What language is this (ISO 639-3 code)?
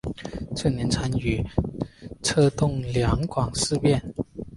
zho